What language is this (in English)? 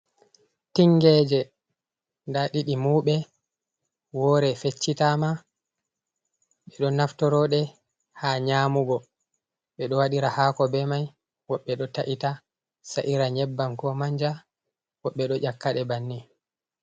Fula